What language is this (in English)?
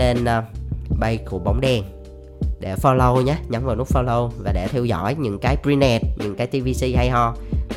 Vietnamese